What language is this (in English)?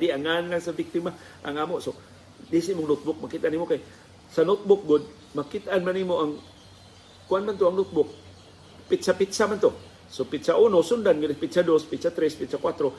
Filipino